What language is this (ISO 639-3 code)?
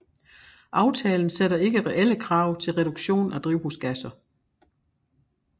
dan